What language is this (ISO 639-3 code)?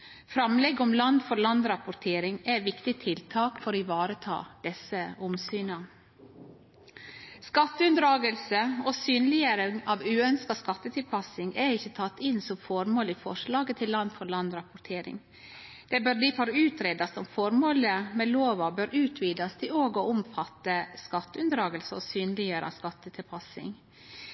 nno